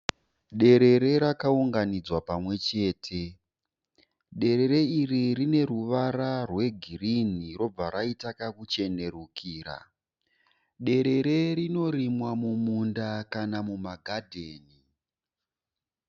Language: Shona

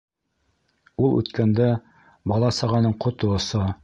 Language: Bashkir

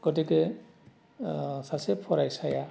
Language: Bodo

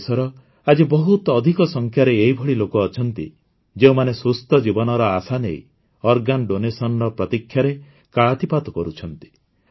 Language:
Odia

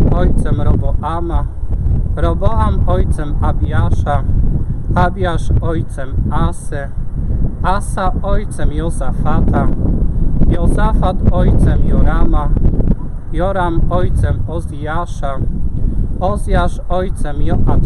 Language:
Polish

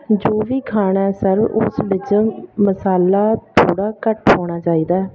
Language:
Punjabi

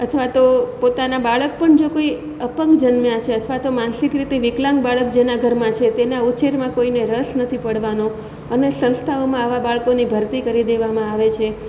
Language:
Gujarati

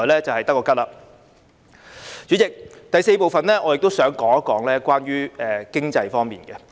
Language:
Cantonese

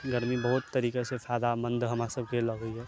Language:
Maithili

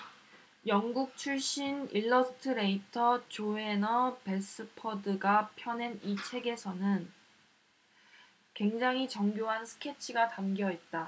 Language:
Korean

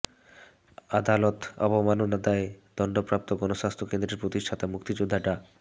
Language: Bangla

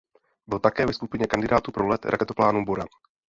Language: Czech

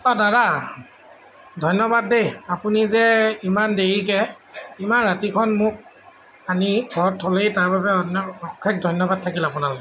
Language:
Assamese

